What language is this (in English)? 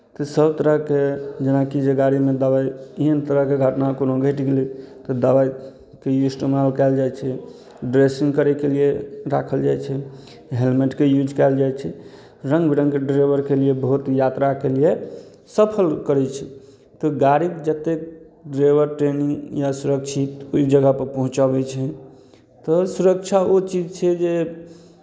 Maithili